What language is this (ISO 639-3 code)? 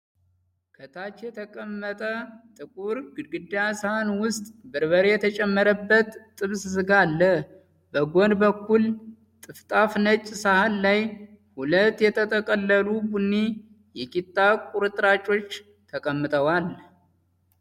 amh